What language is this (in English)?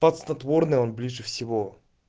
Russian